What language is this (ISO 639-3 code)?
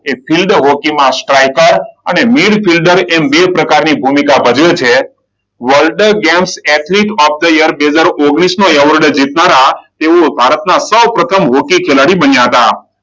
guj